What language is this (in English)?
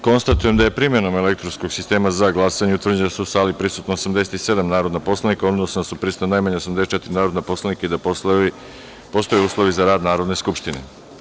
Serbian